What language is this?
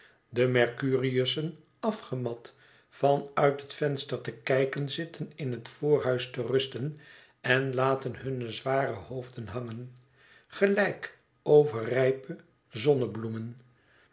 Dutch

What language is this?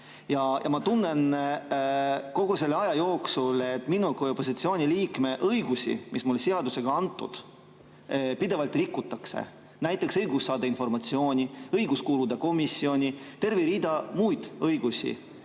Estonian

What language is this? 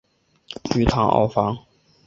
Chinese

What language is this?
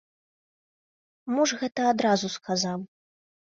Belarusian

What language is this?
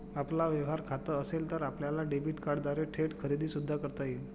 Marathi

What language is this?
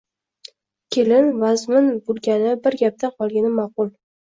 Uzbek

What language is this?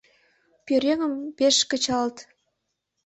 Mari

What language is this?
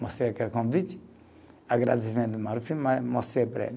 Portuguese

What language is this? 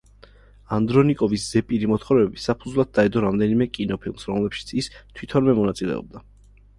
Georgian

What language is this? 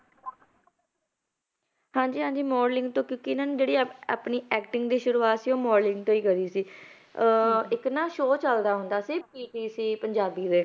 Punjabi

